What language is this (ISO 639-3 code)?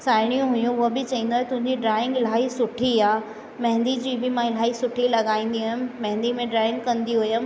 snd